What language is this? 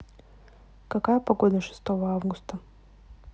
Russian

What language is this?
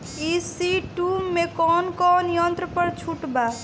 Bhojpuri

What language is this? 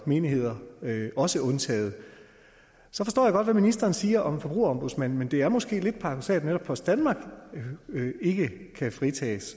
Danish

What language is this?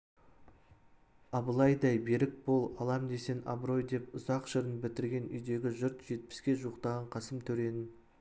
Kazakh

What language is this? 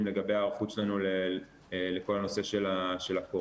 Hebrew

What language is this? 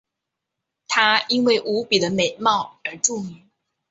Chinese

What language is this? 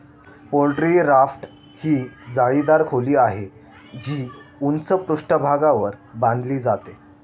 Marathi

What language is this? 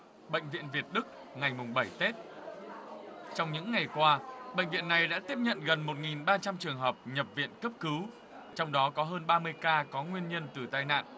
Vietnamese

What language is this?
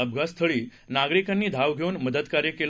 Marathi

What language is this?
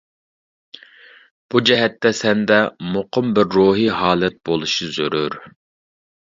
Uyghur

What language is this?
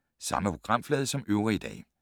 Danish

